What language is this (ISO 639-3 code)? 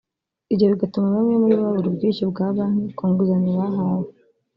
kin